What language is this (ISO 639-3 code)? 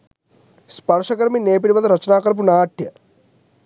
sin